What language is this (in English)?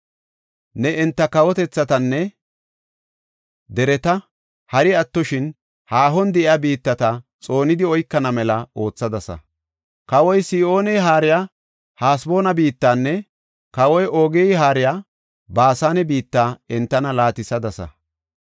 Gofa